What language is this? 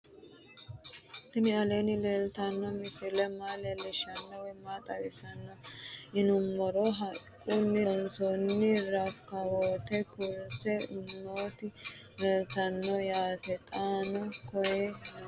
Sidamo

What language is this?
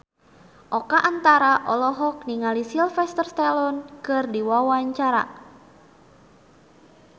Sundanese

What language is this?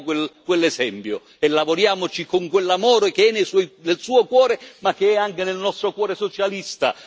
Italian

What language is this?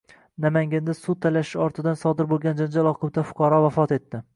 Uzbek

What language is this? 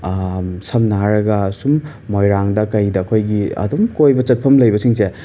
Manipuri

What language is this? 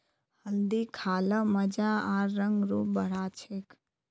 Magahi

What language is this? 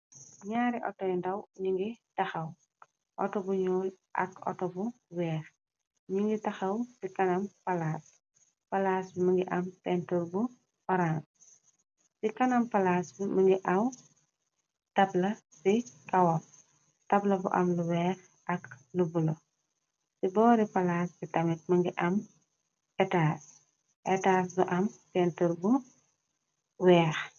Wolof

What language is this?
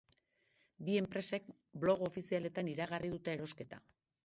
Basque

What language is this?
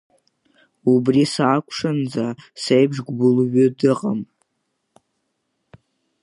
Abkhazian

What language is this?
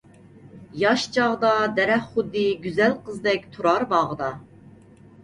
Uyghur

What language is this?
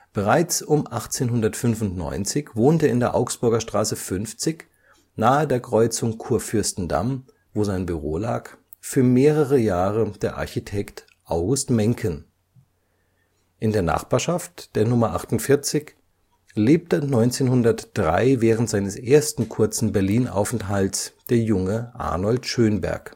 German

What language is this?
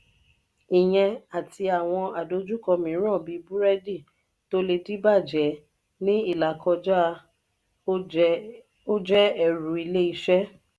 Yoruba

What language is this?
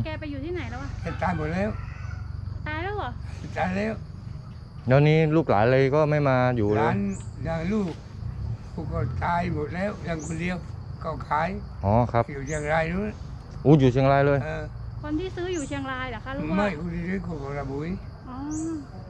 Thai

